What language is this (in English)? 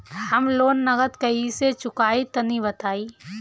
Bhojpuri